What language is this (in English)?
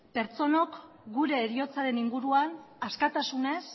Basque